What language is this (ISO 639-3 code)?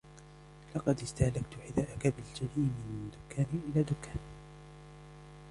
ara